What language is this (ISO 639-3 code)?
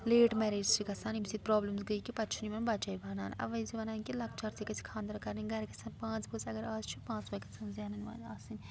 kas